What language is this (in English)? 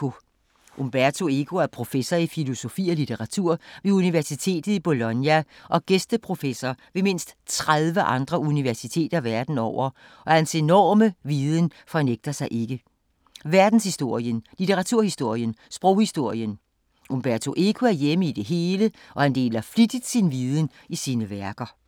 Danish